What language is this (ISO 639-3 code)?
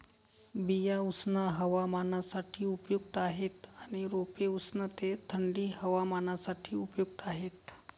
mar